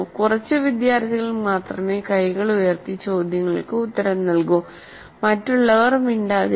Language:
Malayalam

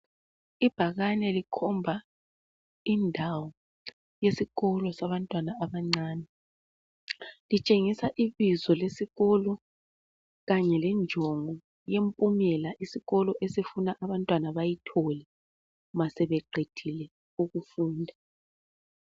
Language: North Ndebele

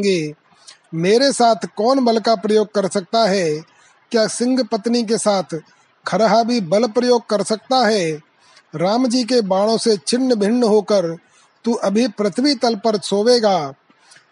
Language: Hindi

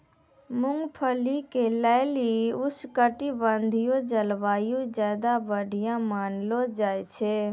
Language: Maithili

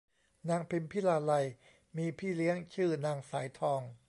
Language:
Thai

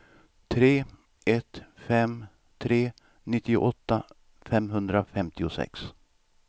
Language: Swedish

